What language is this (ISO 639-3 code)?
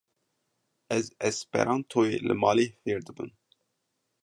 kur